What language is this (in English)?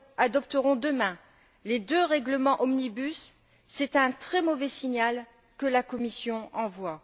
French